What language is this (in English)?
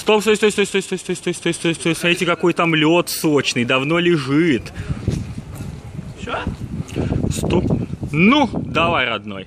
Russian